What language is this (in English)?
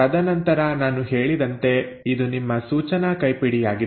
Kannada